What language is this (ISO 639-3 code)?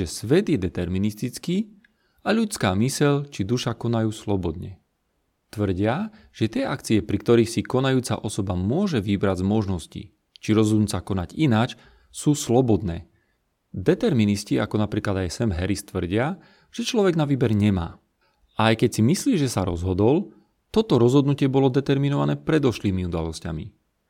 slk